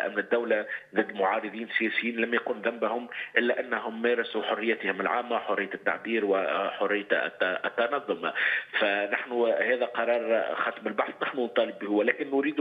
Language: Arabic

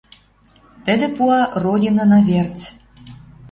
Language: Western Mari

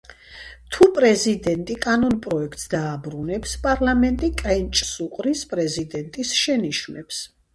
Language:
Georgian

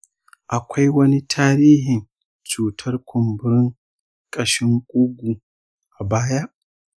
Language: Hausa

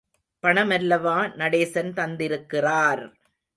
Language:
Tamil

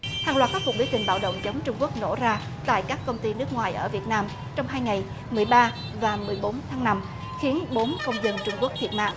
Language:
Vietnamese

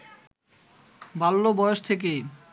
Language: Bangla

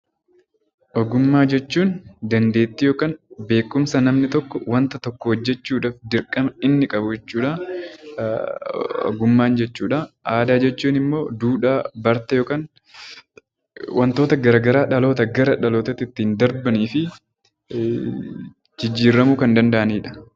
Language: Oromo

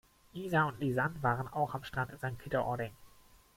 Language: German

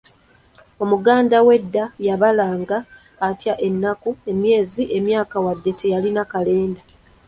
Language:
Ganda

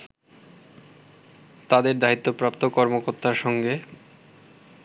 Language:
Bangla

